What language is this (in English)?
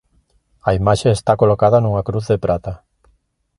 Galician